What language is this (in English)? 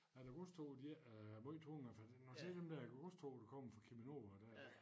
Danish